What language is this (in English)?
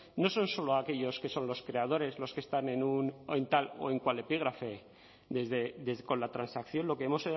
Spanish